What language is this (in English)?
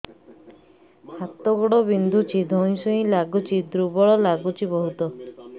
Odia